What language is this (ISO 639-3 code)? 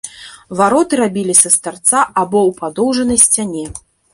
bel